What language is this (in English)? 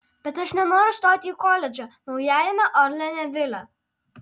Lithuanian